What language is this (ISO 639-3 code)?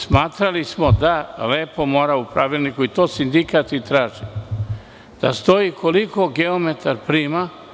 srp